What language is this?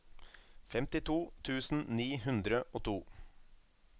Norwegian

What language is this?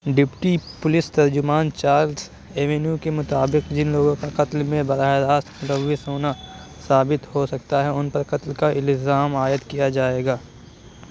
Urdu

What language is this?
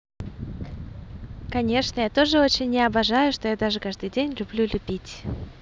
Russian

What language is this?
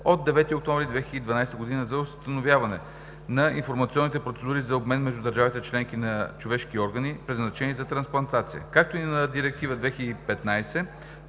Bulgarian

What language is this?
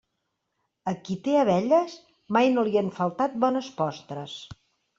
Catalan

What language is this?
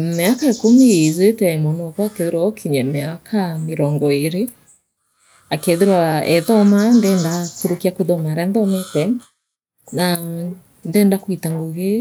Meru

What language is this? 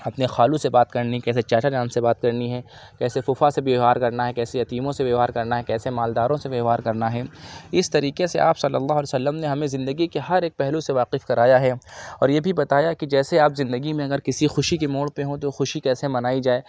Urdu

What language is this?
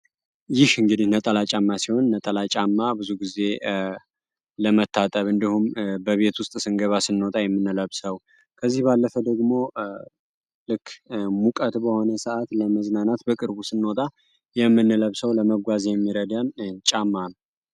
Amharic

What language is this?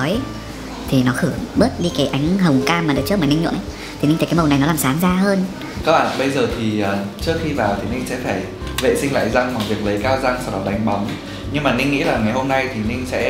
Vietnamese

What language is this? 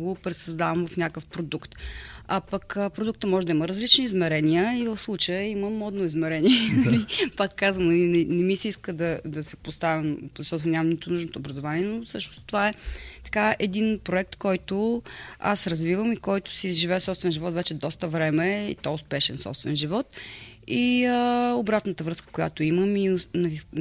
Bulgarian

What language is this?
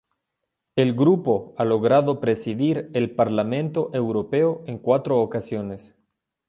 Spanish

